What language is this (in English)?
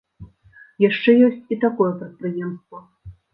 Belarusian